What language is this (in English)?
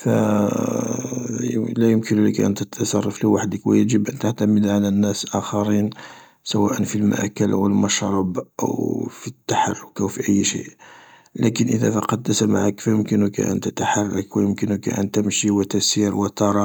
Algerian Arabic